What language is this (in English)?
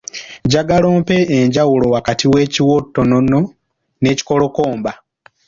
Ganda